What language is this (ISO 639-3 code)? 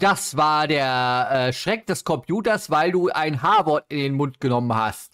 deu